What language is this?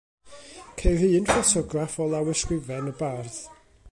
Welsh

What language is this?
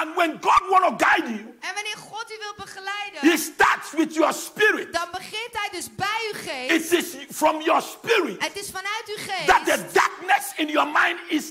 Dutch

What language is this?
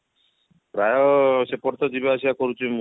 Odia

